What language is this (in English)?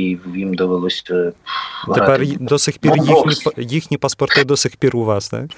Ukrainian